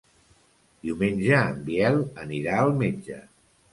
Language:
Catalan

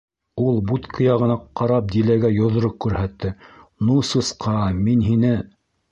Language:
Bashkir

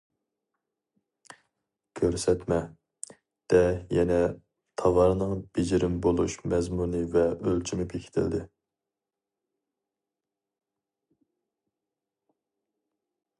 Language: Uyghur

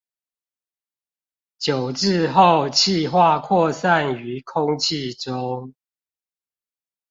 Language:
Chinese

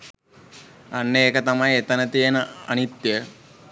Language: Sinhala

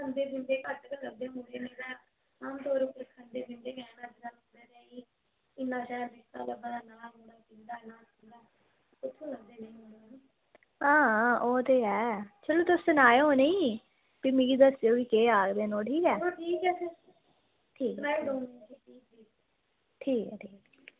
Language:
Dogri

